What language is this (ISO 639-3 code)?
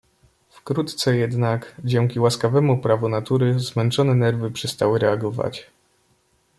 pol